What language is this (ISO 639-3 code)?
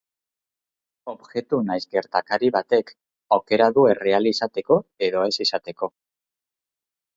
eus